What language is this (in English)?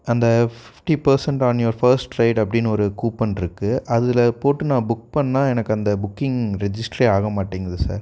Tamil